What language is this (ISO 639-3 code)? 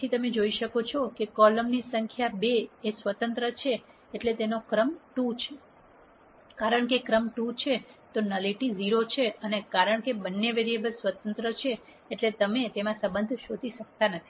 guj